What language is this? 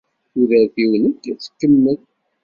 Kabyle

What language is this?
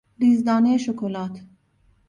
Persian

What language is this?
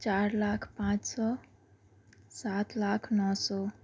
Urdu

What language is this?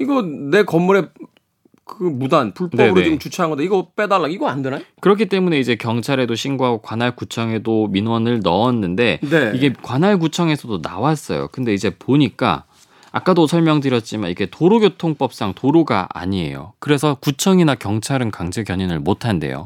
Korean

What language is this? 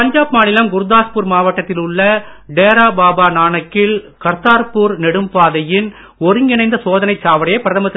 Tamil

